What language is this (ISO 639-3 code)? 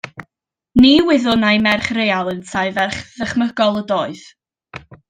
cym